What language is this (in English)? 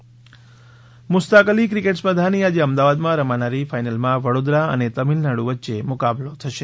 Gujarati